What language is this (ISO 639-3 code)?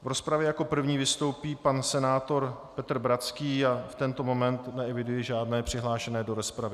ces